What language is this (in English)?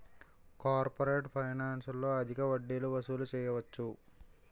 Telugu